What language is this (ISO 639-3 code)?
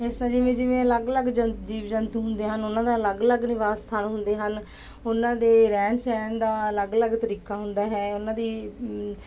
pan